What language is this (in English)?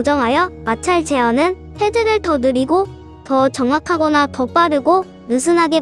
Korean